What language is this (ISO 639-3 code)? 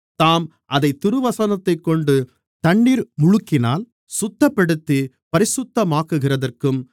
tam